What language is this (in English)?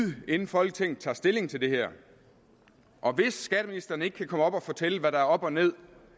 Danish